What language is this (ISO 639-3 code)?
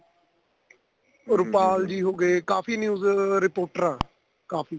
pan